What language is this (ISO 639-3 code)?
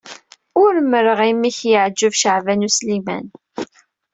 kab